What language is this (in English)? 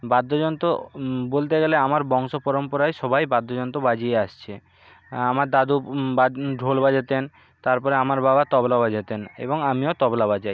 Bangla